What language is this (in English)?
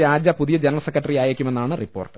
Malayalam